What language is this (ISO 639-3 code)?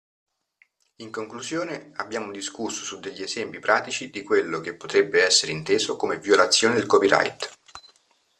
ita